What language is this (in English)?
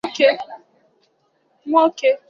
Igbo